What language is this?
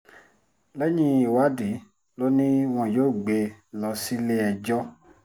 Yoruba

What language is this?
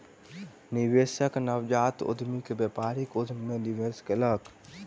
Maithili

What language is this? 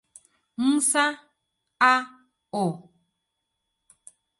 Swahili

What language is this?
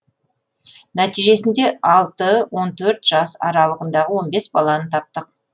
Kazakh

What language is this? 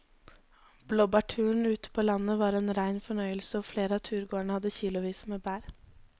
Norwegian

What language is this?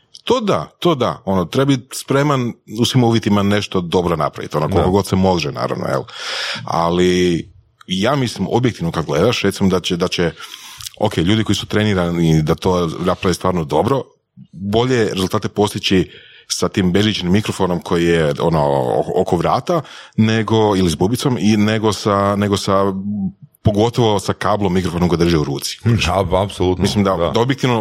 Croatian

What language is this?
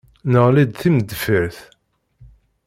Kabyle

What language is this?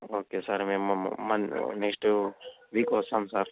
Telugu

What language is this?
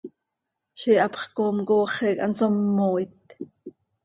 Seri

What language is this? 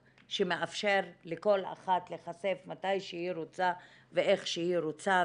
Hebrew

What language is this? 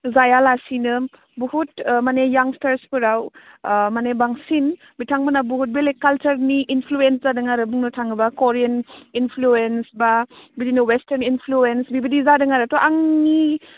Bodo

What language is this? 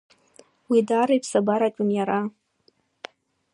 Abkhazian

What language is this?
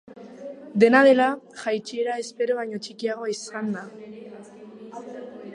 Basque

